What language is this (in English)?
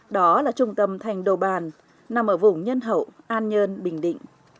Vietnamese